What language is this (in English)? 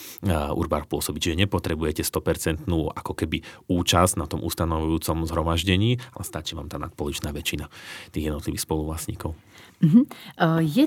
Slovak